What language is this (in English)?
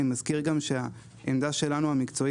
Hebrew